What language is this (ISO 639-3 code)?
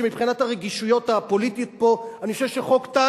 heb